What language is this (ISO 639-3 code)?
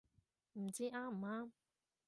yue